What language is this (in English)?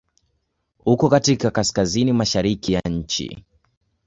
Swahili